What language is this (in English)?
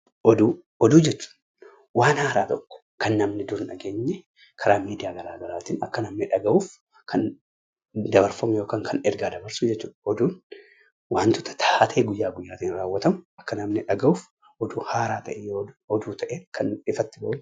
Oromo